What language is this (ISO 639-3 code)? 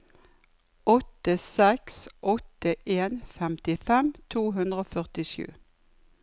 nor